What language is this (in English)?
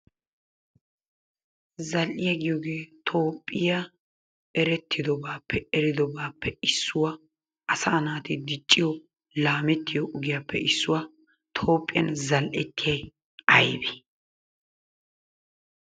Wolaytta